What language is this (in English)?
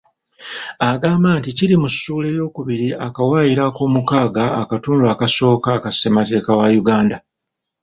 Ganda